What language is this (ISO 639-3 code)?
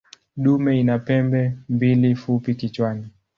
swa